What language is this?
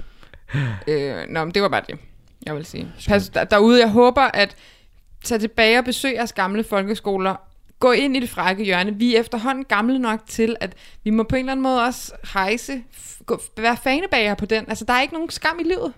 Danish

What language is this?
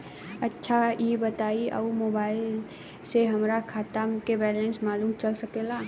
Bhojpuri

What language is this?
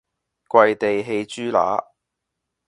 Cantonese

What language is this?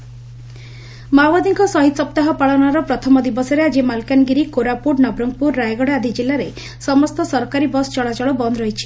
Odia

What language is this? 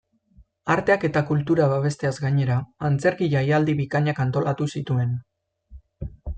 Basque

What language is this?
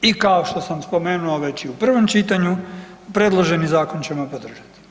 Croatian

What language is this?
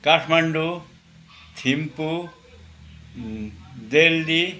Nepali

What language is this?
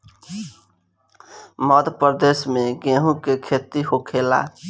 Bhojpuri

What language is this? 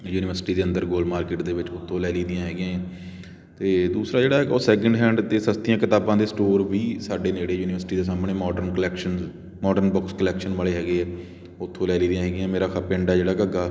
Punjabi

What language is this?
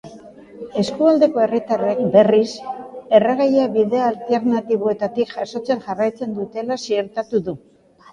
Basque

